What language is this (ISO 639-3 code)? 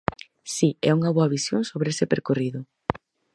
glg